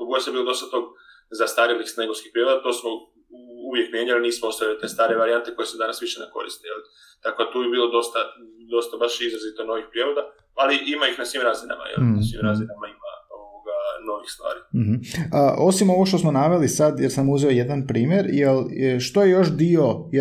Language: Croatian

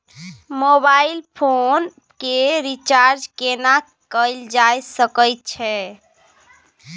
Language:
Maithili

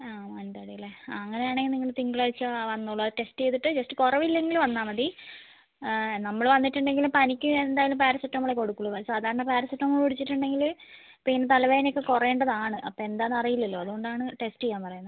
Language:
Malayalam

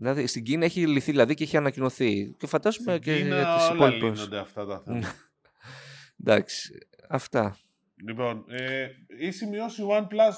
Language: Greek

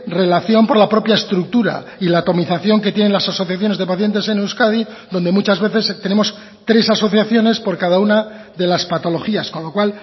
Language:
Spanish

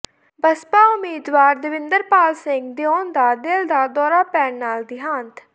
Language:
Punjabi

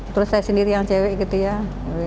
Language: Indonesian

